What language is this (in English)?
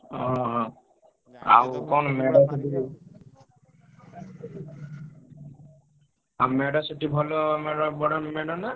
Odia